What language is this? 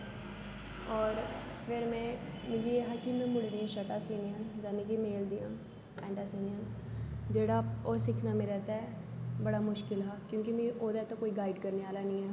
Dogri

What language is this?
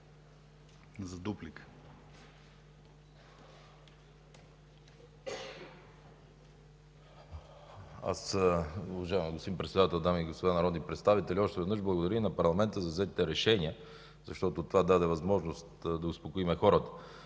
Bulgarian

